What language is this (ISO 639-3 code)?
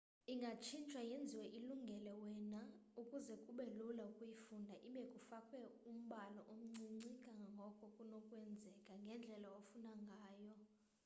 xho